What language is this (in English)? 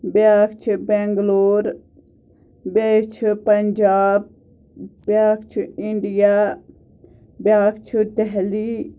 Kashmiri